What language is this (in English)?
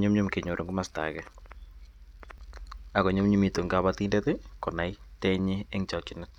Kalenjin